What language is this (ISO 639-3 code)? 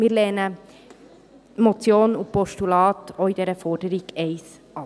gsw